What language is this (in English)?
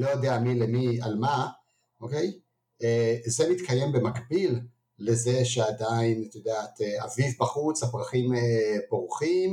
Hebrew